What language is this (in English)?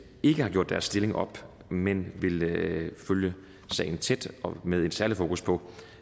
Danish